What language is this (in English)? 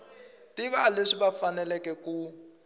Tsonga